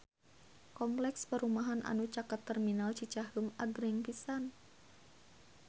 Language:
Sundanese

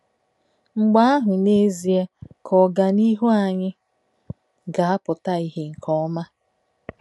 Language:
Igbo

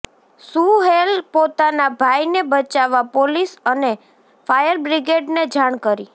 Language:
Gujarati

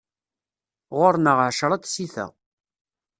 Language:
Kabyle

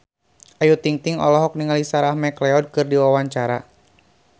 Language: Sundanese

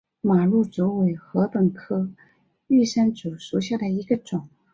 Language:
Chinese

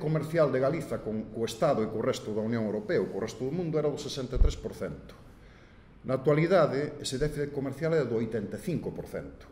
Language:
Spanish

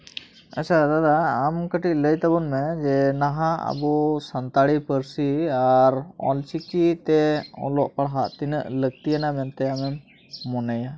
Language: Santali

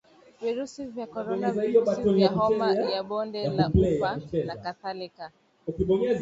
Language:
Swahili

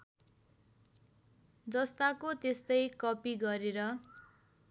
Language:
Nepali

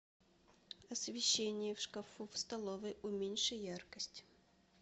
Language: Russian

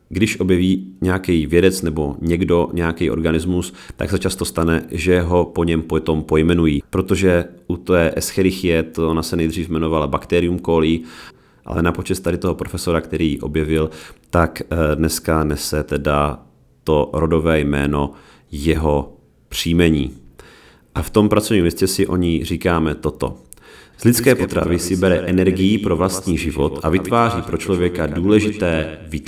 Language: Czech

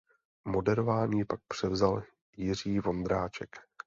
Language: Czech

